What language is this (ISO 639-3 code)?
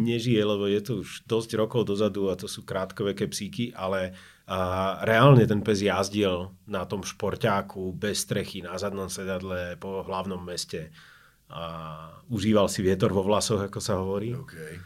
slk